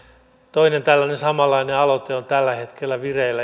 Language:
Finnish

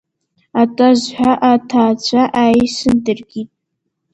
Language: Abkhazian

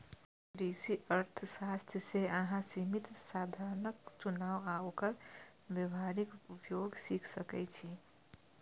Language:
Maithili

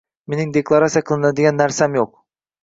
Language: Uzbek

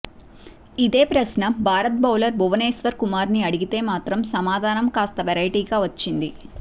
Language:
Telugu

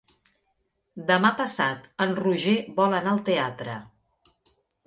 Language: Catalan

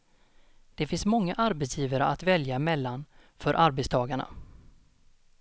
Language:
Swedish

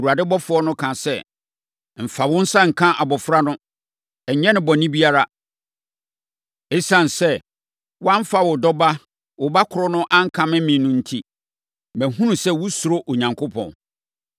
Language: Akan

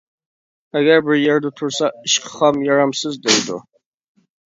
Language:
Uyghur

